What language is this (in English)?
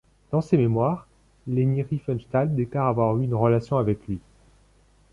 French